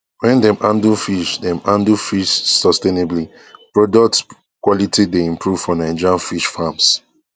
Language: Nigerian Pidgin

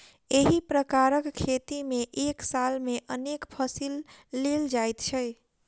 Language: Maithili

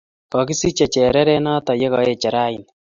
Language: Kalenjin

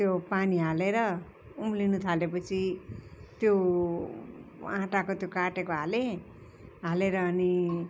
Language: Nepali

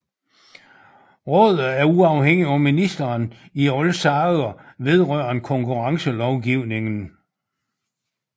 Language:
Danish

